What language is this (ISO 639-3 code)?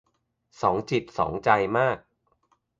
tha